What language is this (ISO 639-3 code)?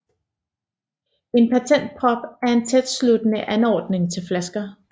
dan